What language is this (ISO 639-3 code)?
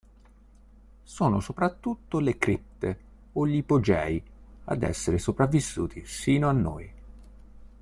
ita